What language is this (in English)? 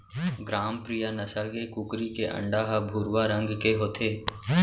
Chhattisgarhi